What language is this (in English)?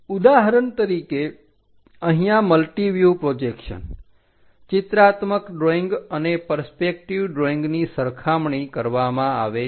Gujarati